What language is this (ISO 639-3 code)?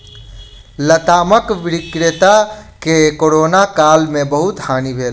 mai